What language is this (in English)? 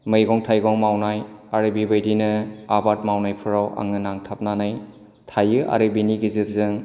Bodo